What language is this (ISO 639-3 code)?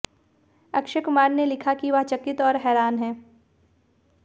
hin